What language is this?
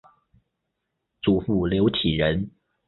Chinese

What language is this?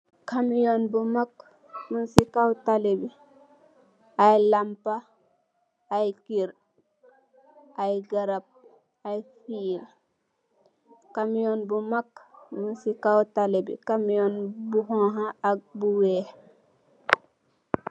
Wolof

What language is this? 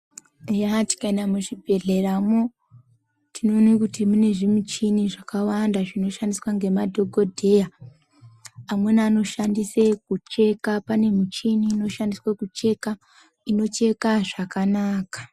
Ndau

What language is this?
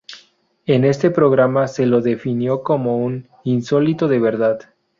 Spanish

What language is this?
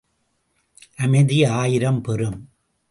Tamil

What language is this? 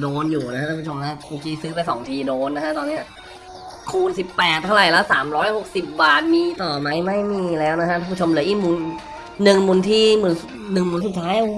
Thai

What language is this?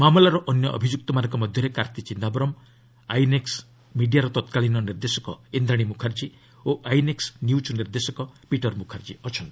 Odia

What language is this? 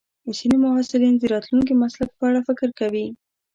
Pashto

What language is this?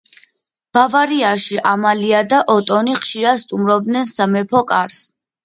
Georgian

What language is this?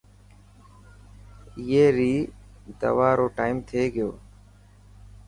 Dhatki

